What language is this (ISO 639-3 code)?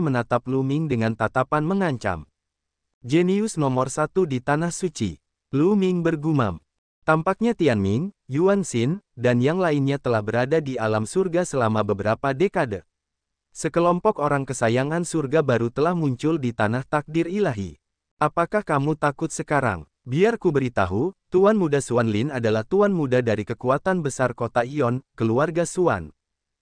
ind